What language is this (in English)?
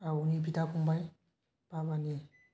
Bodo